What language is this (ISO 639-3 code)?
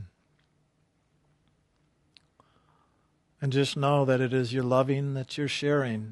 eng